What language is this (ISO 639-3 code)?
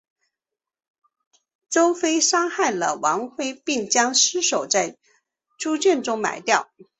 zho